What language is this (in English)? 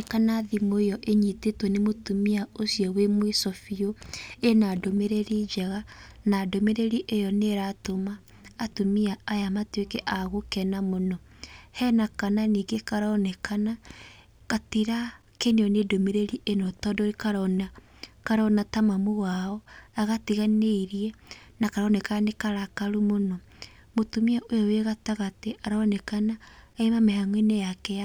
Kikuyu